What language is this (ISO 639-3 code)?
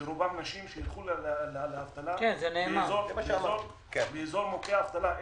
heb